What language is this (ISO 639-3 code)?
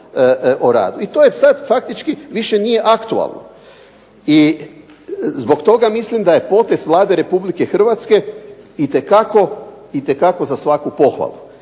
hrv